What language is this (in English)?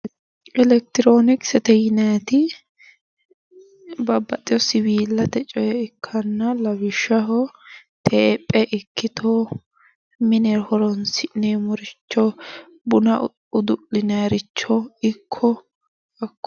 Sidamo